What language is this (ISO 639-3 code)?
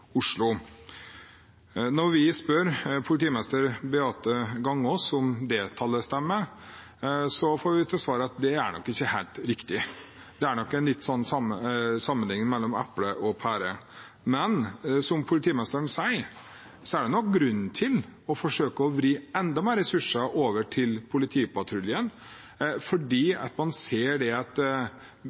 nob